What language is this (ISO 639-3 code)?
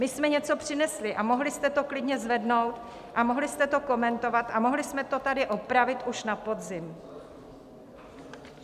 ces